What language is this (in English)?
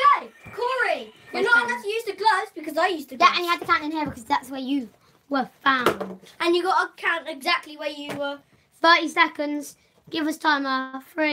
English